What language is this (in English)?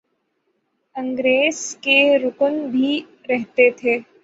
Urdu